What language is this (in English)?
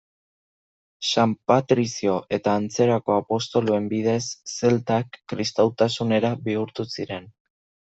Basque